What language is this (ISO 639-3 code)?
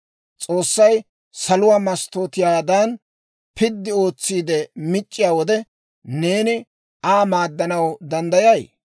dwr